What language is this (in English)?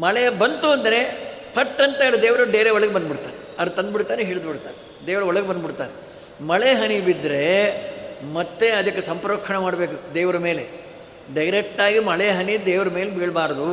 Kannada